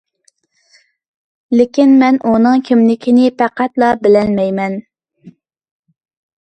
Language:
Uyghur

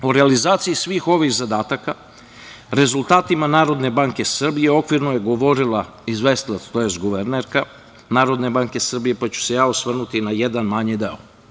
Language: Serbian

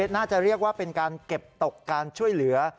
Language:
Thai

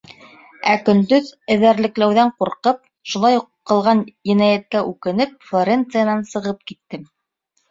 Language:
Bashkir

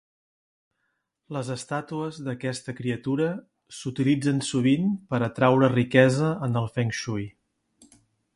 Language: Catalan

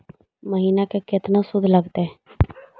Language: Magahi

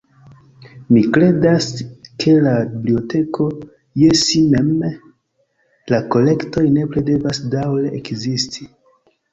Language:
Esperanto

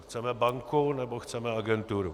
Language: Czech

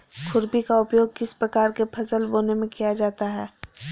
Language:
Magahi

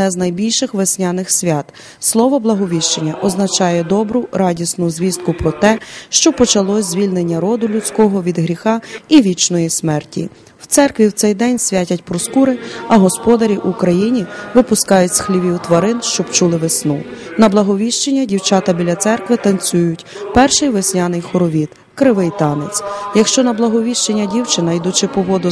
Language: Ukrainian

